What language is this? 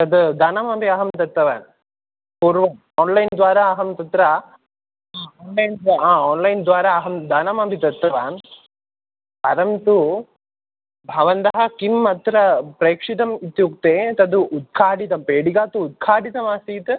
Sanskrit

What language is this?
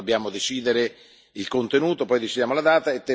Italian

